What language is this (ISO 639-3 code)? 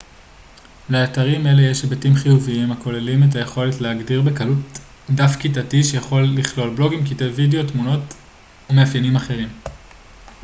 heb